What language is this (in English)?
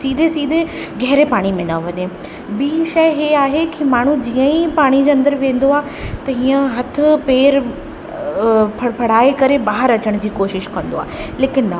Sindhi